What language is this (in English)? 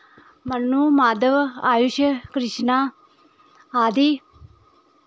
Dogri